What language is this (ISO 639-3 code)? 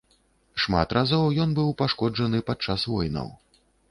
bel